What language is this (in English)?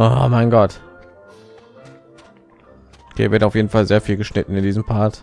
German